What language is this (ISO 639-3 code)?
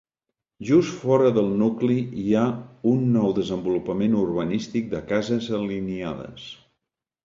cat